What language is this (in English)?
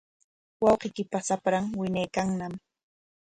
Corongo Ancash Quechua